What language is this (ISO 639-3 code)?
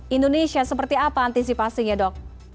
ind